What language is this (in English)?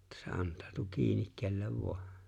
Finnish